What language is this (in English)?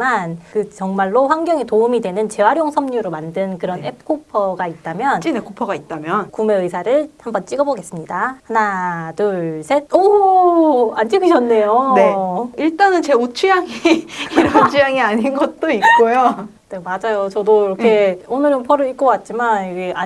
Korean